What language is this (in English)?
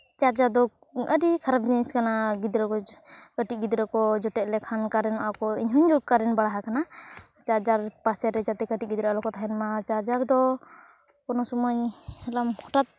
Santali